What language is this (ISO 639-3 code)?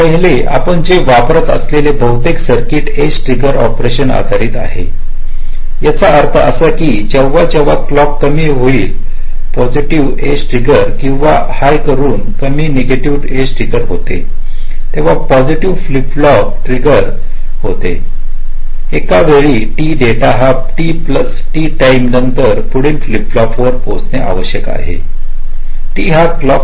mar